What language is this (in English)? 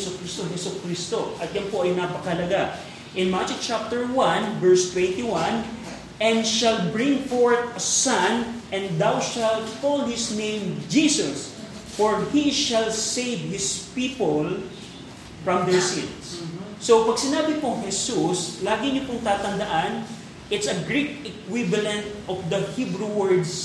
Filipino